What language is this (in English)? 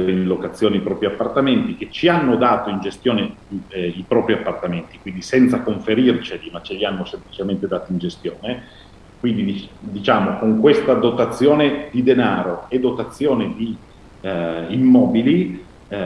Italian